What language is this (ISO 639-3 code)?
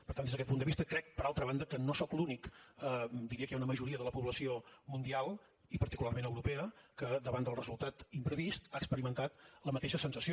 cat